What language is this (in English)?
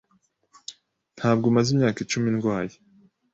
Kinyarwanda